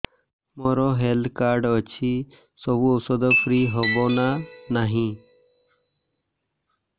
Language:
Odia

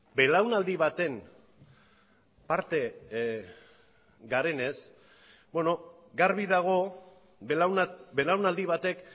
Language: Basque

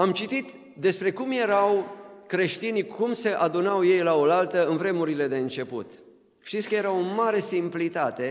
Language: Romanian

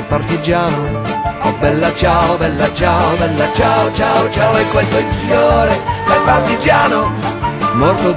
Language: Italian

